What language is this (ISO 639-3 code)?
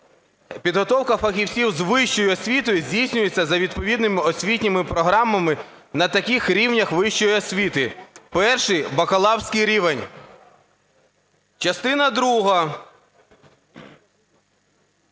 ukr